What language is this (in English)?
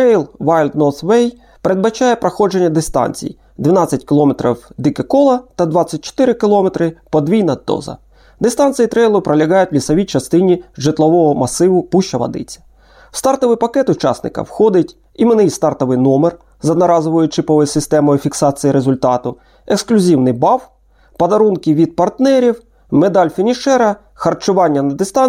Ukrainian